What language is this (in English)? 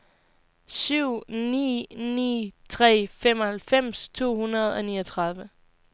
Danish